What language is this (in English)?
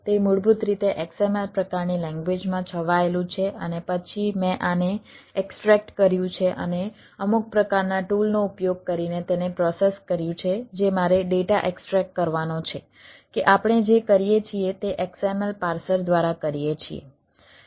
Gujarati